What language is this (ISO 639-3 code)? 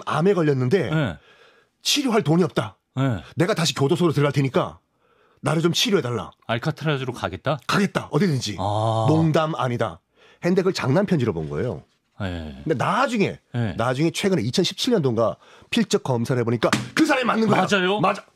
kor